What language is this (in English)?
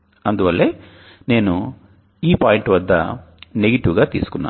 Telugu